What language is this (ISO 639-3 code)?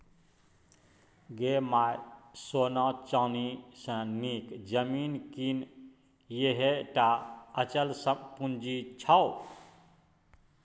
mai